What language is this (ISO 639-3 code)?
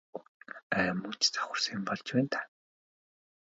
mon